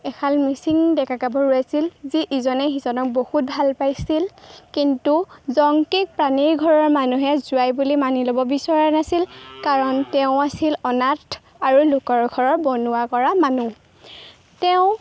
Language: Assamese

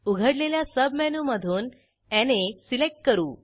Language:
Marathi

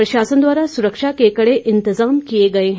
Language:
Hindi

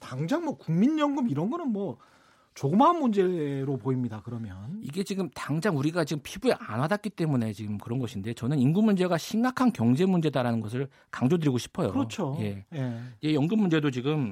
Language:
Korean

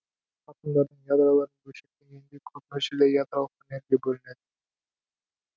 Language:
Kazakh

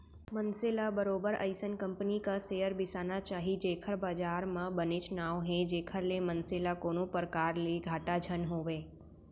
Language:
Chhattisgarhi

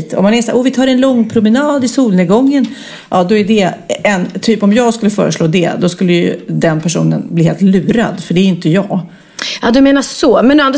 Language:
Swedish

